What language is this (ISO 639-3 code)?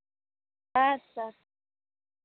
kas